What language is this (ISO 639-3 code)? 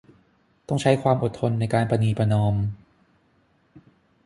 tha